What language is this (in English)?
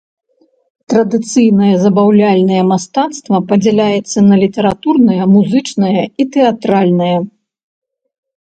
Belarusian